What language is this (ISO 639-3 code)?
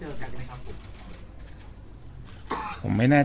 tha